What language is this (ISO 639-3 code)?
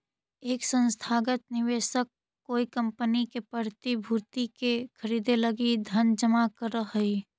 mag